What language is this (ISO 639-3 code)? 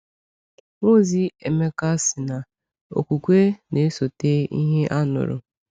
ibo